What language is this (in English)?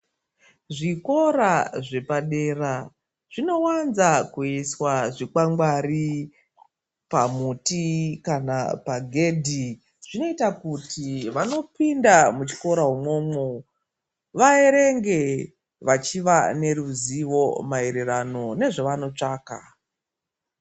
Ndau